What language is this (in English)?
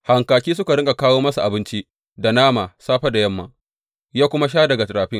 Hausa